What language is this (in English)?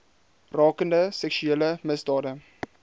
Afrikaans